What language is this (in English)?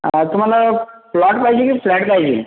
Marathi